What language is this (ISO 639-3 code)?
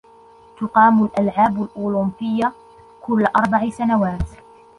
ara